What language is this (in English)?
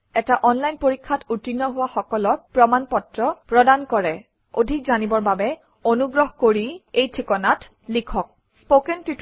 Assamese